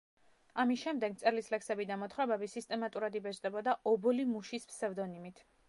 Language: Georgian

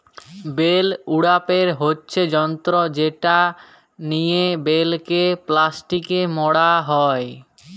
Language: Bangla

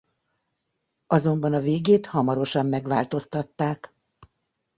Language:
Hungarian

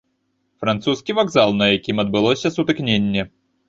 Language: Belarusian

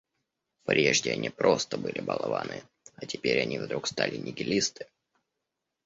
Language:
Russian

